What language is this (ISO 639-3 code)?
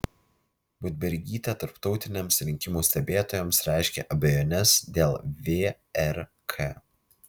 lit